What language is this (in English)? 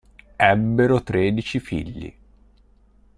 Italian